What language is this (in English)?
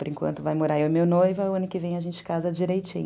Portuguese